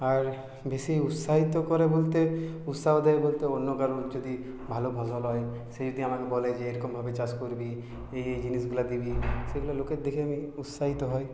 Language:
Bangla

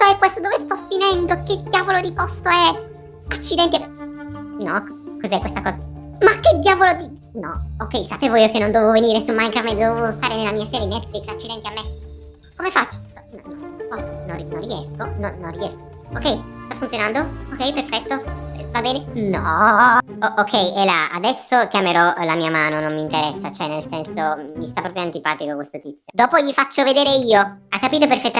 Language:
Italian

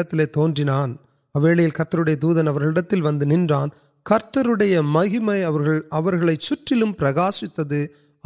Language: Urdu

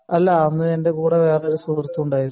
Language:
Malayalam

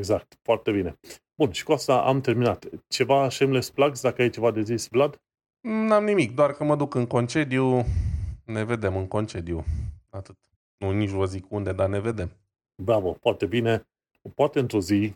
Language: Romanian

